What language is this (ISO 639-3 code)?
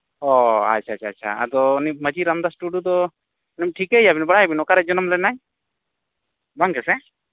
sat